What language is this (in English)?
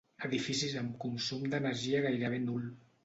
Catalan